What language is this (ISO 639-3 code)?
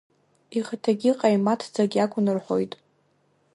abk